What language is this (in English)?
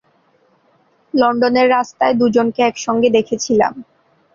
Bangla